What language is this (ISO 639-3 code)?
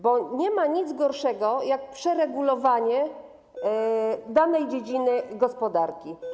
pol